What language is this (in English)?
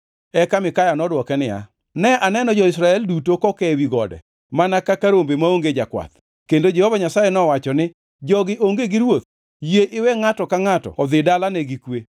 Luo (Kenya and Tanzania)